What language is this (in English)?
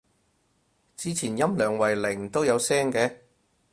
Cantonese